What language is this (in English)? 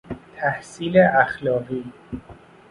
Persian